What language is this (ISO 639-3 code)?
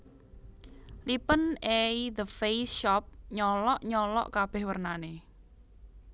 jav